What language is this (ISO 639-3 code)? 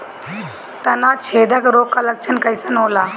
bho